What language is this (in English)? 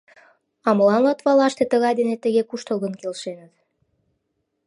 Mari